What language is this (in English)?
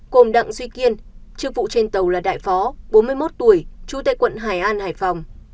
Vietnamese